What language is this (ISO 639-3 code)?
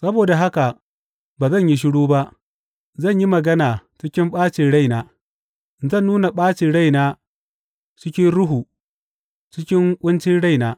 hau